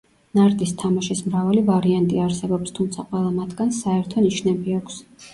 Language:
Georgian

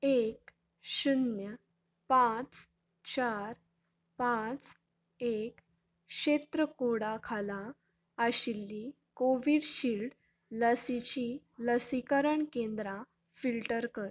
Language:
Konkani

